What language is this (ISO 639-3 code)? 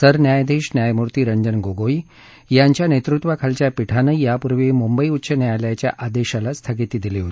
mar